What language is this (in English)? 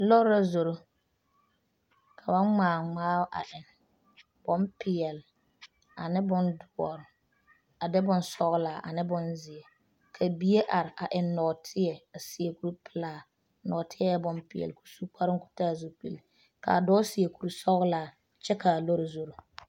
Southern Dagaare